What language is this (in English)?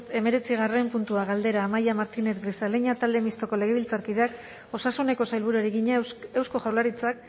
Basque